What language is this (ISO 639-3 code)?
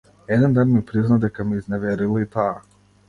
mkd